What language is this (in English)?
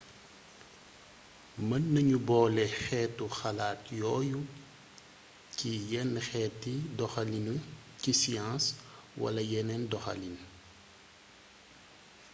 Wolof